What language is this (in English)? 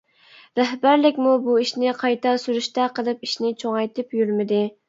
Uyghur